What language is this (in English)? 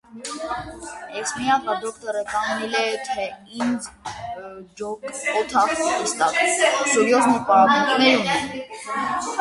Armenian